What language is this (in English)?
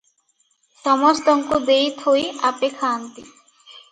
Odia